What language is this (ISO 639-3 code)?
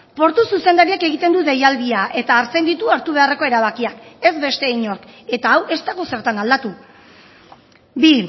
eus